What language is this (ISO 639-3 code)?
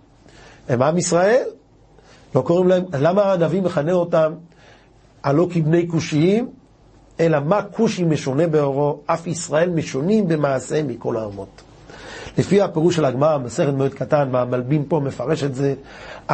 heb